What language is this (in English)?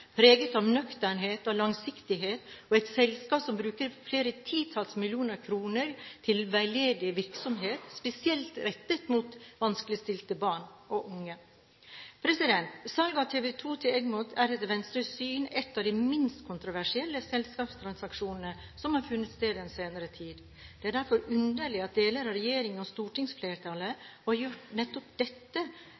Norwegian Bokmål